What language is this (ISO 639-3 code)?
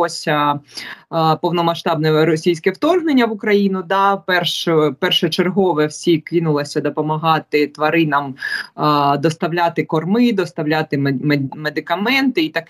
ukr